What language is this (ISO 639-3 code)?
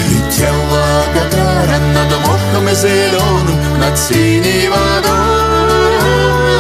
rus